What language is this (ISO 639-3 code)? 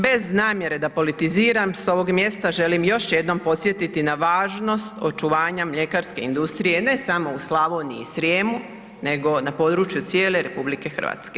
hrv